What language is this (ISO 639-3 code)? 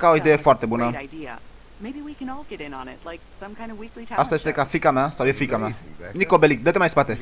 ron